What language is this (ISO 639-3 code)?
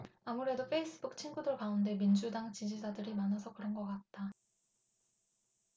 kor